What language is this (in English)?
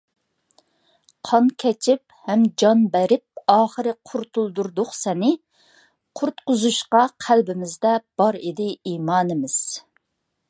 Uyghur